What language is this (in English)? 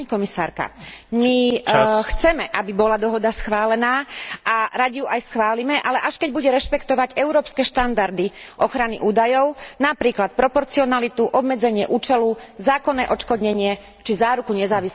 Slovak